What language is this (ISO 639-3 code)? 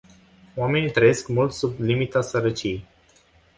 ron